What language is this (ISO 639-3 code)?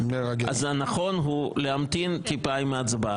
heb